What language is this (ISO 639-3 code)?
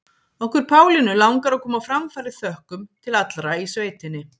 isl